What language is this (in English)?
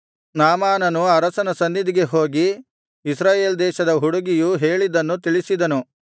Kannada